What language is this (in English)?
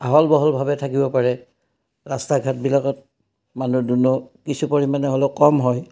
Assamese